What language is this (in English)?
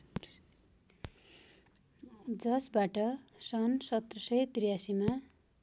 Nepali